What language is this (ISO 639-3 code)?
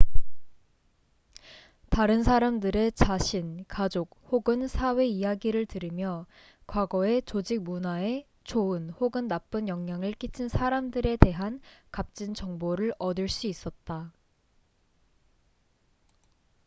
kor